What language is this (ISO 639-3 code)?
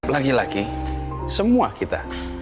ind